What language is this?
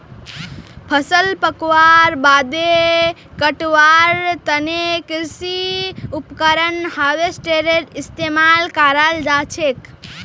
Magahi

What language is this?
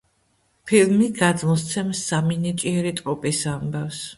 Georgian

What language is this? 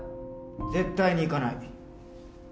Japanese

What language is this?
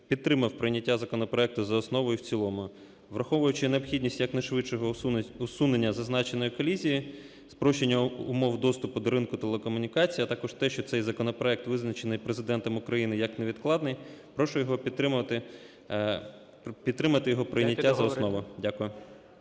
Ukrainian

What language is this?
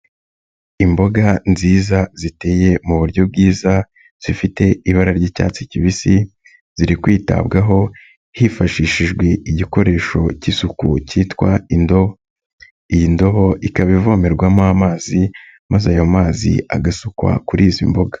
Kinyarwanda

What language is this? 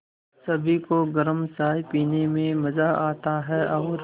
Hindi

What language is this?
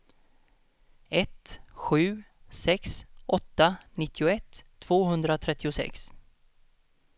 Swedish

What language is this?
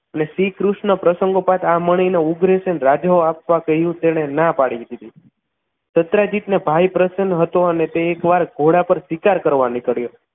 Gujarati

